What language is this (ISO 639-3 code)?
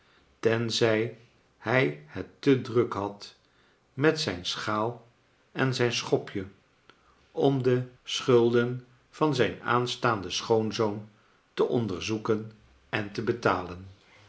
nld